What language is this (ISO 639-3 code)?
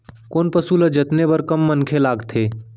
hne